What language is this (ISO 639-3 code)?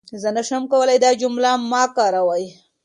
pus